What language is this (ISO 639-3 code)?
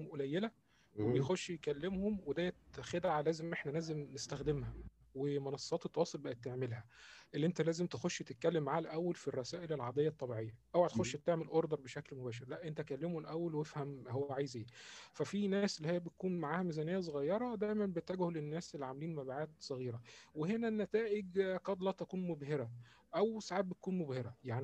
ara